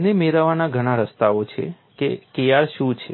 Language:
Gujarati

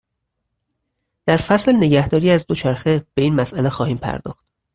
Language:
Persian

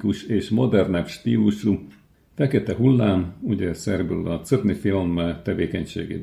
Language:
Hungarian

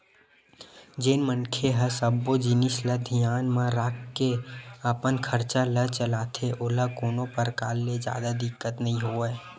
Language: Chhattisgarhi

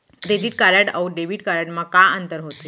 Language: Chhattisgarhi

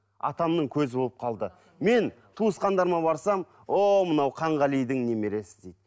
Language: Kazakh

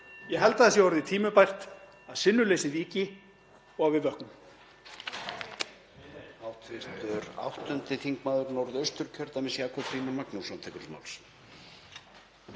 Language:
Icelandic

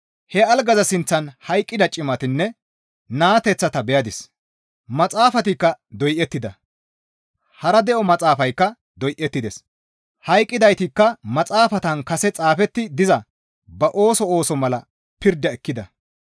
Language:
Gamo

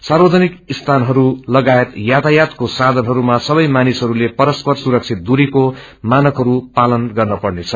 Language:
Nepali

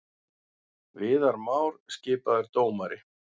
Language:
Icelandic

